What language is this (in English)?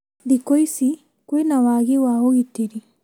Kikuyu